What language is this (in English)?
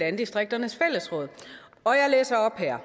Danish